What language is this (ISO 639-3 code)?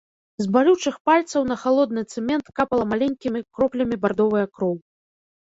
bel